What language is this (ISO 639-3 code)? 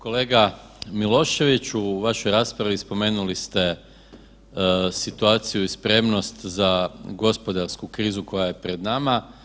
hrv